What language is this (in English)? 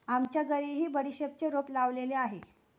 Marathi